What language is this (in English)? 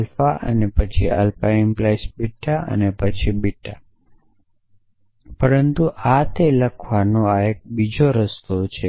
Gujarati